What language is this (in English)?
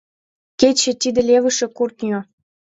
Mari